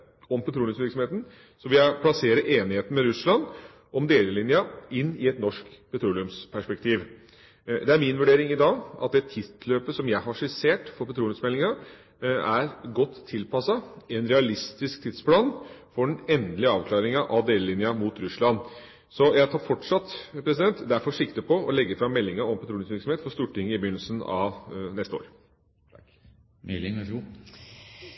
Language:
Norwegian Bokmål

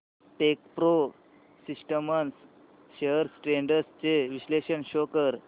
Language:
Marathi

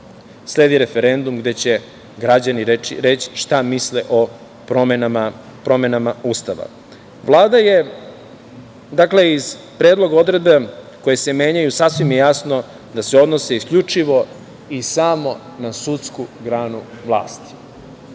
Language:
Serbian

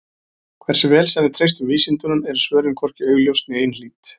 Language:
Icelandic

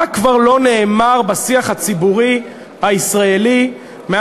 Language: Hebrew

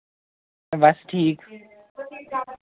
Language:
Dogri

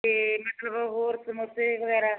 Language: Punjabi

